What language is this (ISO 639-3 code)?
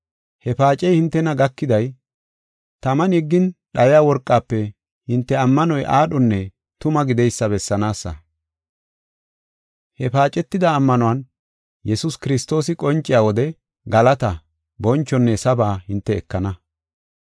gof